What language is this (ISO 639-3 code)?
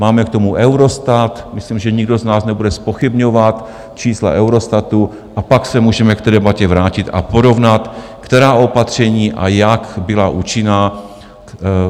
ces